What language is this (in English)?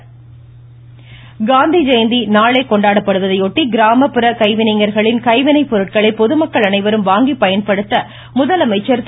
Tamil